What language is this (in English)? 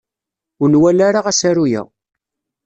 Kabyle